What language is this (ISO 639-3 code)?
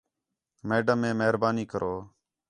xhe